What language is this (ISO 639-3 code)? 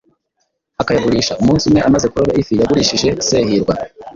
kin